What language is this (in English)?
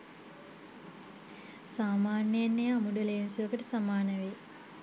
Sinhala